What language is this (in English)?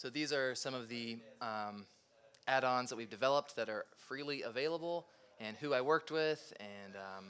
English